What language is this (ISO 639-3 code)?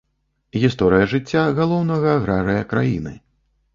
bel